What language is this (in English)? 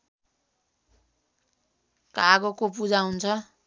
Nepali